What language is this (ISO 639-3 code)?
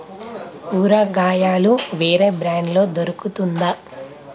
tel